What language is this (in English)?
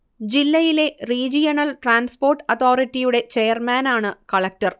Malayalam